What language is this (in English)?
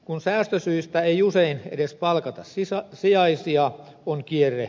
Finnish